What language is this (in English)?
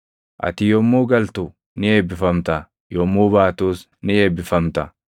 Oromo